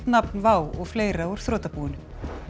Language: Icelandic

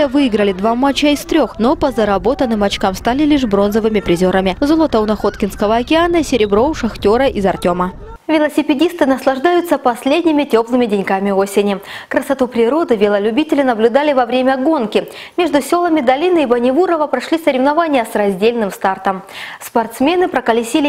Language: Russian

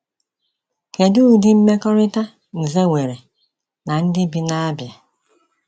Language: Igbo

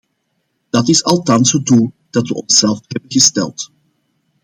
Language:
Dutch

